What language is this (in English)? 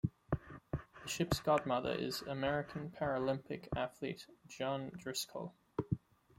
English